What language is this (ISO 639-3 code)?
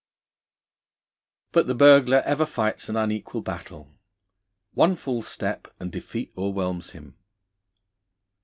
eng